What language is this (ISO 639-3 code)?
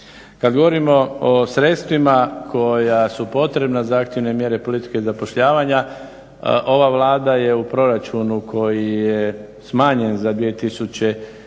hrv